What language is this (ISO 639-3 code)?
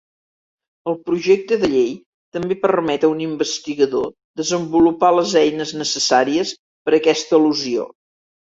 cat